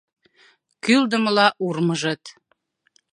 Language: Mari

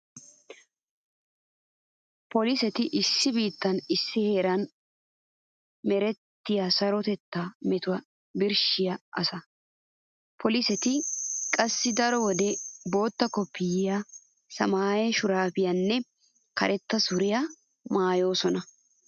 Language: Wolaytta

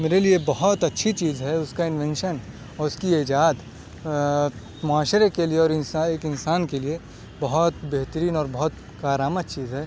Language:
Urdu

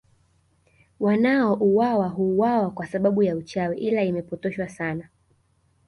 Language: Swahili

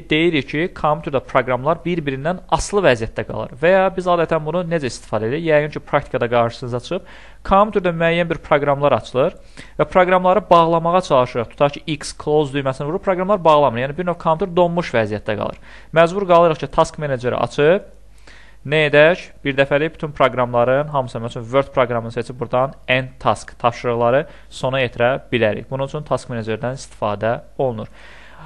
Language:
Turkish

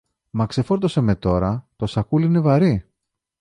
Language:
Greek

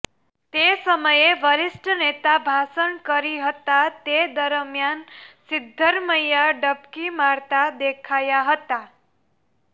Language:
Gujarati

